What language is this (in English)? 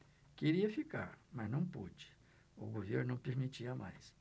Portuguese